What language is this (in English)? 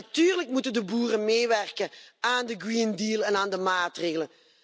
Dutch